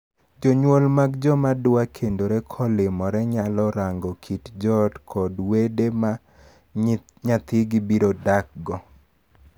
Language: Luo (Kenya and Tanzania)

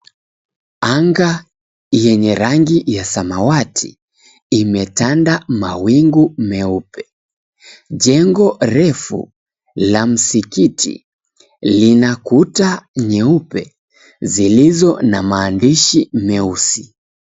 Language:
Swahili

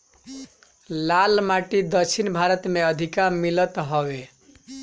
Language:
Bhojpuri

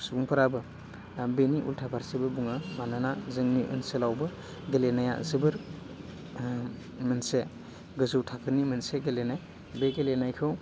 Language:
Bodo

